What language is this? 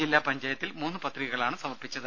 Malayalam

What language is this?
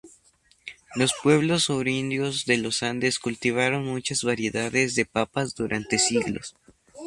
Spanish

